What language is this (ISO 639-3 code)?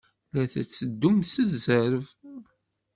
kab